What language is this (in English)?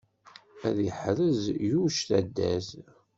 Kabyle